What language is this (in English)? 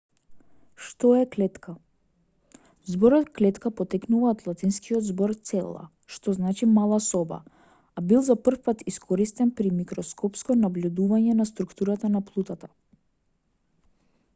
Macedonian